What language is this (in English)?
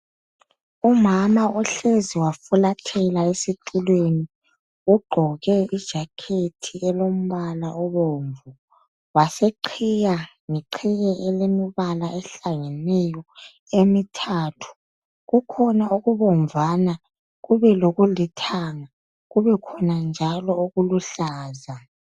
North Ndebele